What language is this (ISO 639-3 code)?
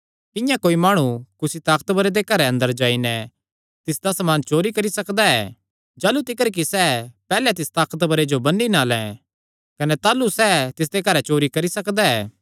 xnr